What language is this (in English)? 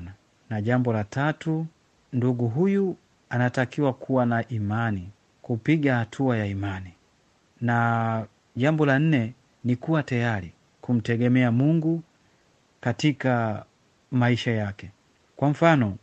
Swahili